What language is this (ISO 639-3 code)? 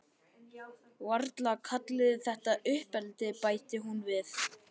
isl